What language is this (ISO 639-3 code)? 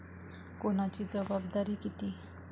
mar